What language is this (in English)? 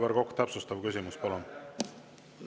Estonian